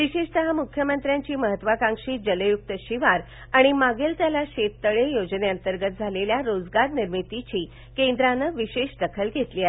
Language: Marathi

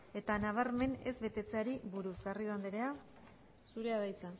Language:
Basque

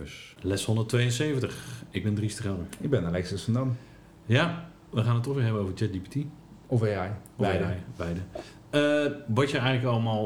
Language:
Dutch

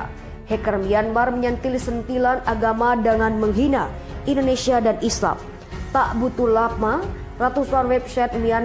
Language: Indonesian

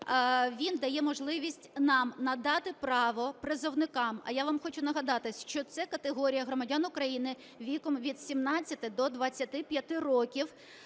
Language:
Ukrainian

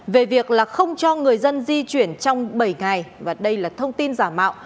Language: Vietnamese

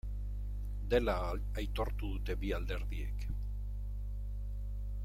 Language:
Basque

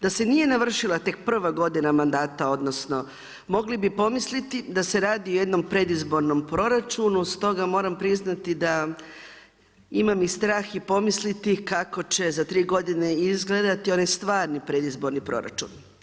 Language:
Croatian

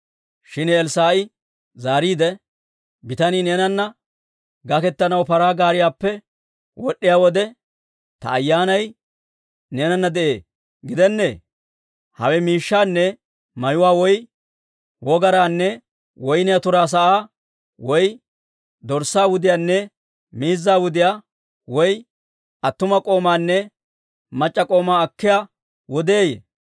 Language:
Dawro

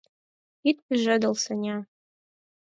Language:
Mari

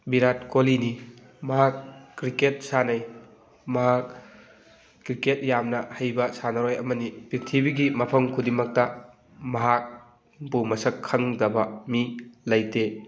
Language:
Manipuri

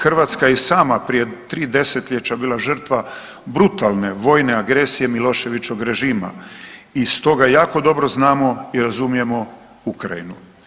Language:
Croatian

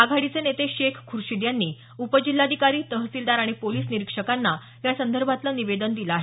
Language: Marathi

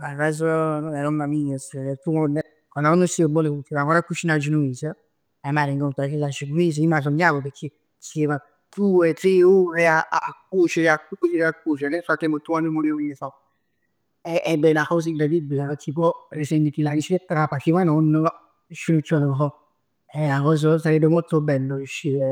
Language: Neapolitan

